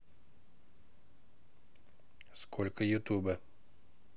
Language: Russian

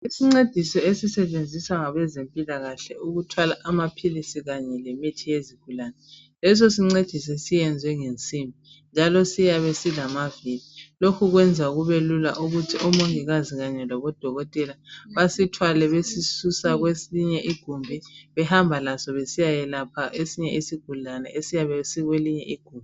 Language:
North Ndebele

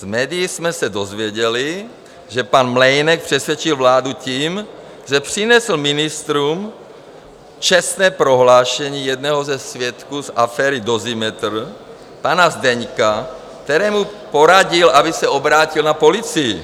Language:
Czech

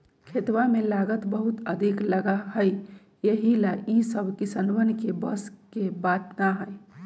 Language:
Magahi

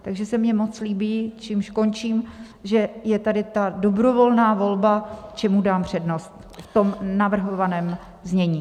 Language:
Czech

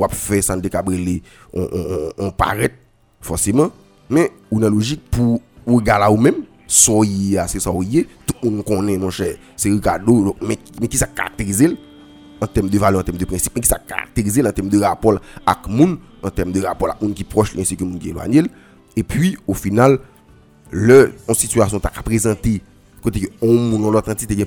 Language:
French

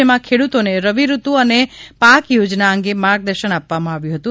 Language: Gujarati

